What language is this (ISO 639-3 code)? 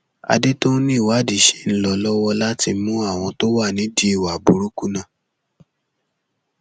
yor